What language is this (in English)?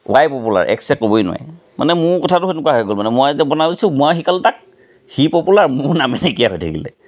Assamese